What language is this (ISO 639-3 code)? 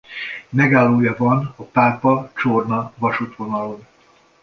hun